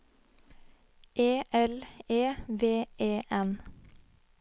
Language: Norwegian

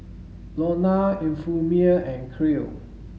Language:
English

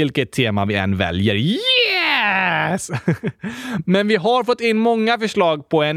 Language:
Swedish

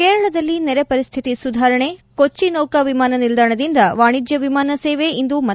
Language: Kannada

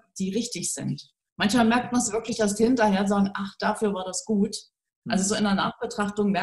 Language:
German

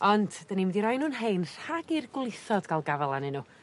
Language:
Welsh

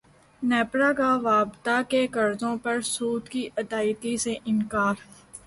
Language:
Urdu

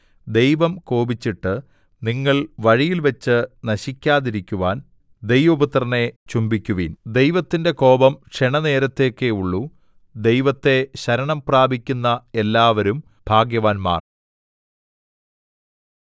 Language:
Malayalam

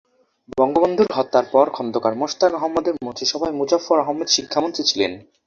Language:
Bangla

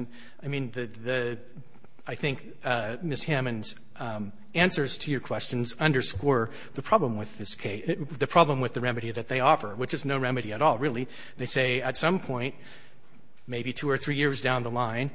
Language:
English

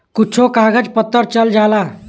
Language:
Bhojpuri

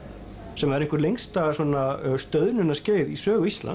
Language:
Icelandic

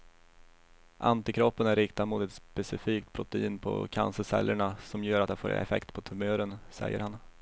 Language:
Swedish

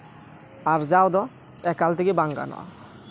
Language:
Santali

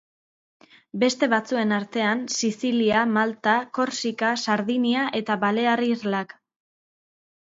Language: Basque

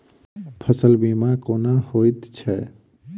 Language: Maithili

